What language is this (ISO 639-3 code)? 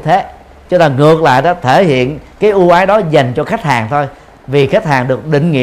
vie